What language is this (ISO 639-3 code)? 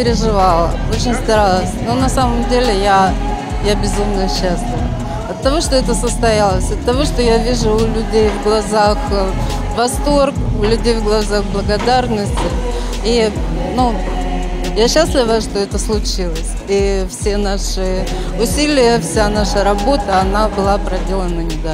rus